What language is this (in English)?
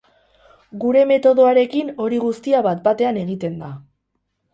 Basque